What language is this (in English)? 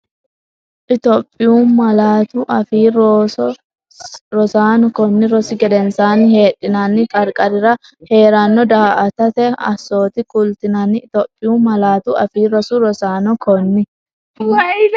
Sidamo